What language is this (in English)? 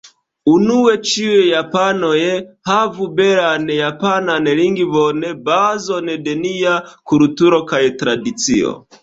Esperanto